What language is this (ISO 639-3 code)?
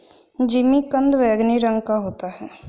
hin